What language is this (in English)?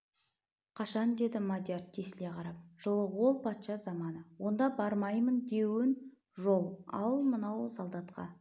Kazakh